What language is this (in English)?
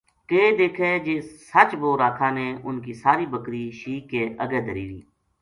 Gujari